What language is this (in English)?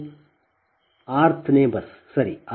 Kannada